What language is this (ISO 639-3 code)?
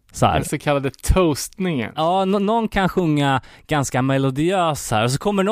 swe